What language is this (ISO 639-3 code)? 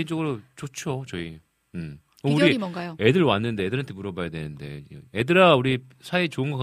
kor